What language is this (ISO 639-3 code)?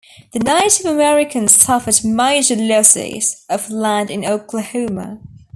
eng